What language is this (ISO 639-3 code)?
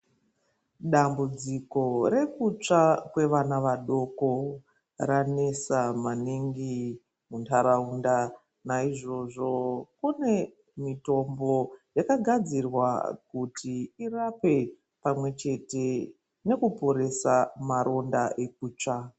ndc